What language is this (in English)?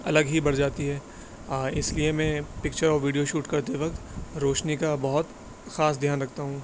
Urdu